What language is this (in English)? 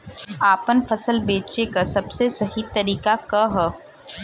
Bhojpuri